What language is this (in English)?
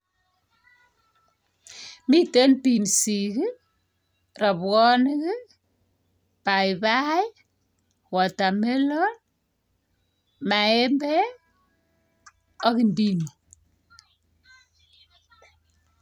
Kalenjin